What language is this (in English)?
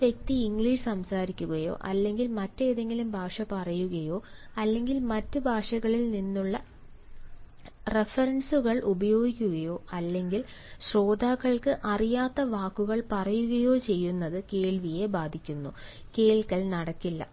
Malayalam